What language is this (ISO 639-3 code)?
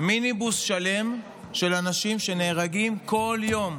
heb